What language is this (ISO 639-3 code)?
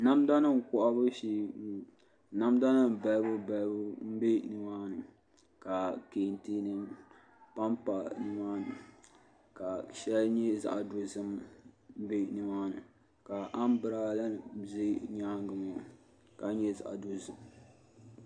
dag